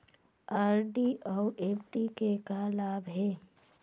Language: Chhattisgarhi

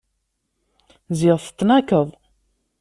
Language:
Kabyle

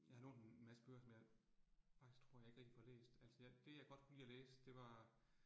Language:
Danish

